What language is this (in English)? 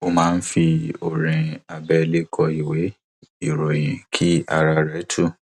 Yoruba